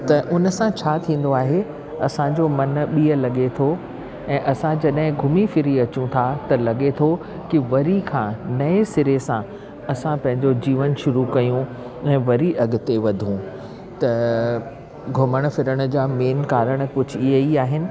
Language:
Sindhi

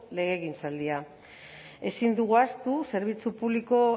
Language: Basque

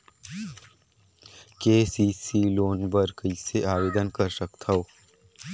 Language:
Chhattisgarhi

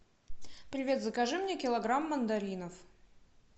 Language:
Russian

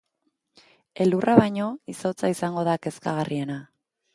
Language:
Basque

